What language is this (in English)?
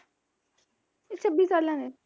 Punjabi